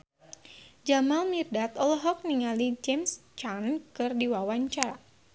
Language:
Sundanese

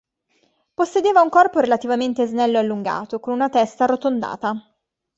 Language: Italian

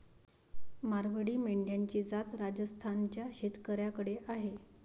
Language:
Marathi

